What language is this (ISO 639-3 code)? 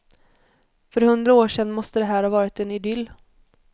swe